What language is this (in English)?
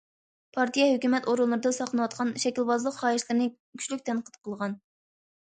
Uyghur